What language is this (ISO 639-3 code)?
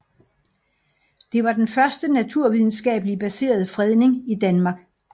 dan